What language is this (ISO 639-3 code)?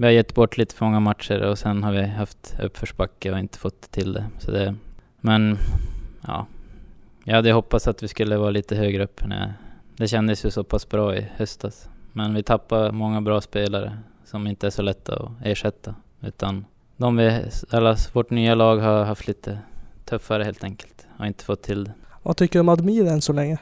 swe